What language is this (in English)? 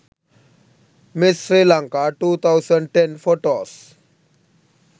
Sinhala